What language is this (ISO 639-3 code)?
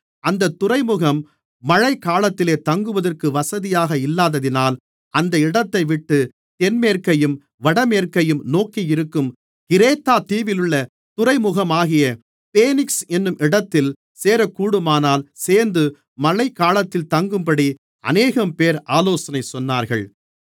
tam